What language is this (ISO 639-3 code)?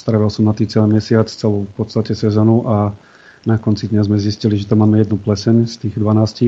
slk